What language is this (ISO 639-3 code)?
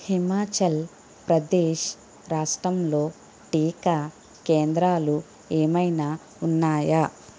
tel